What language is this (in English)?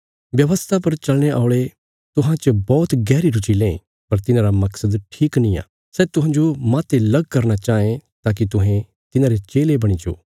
Bilaspuri